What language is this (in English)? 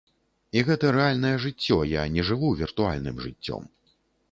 Belarusian